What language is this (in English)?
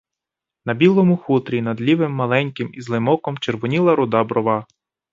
Ukrainian